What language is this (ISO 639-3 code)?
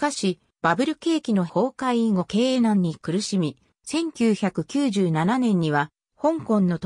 jpn